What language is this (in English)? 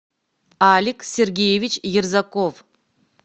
Russian